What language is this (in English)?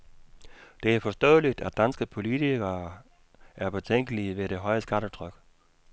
Danish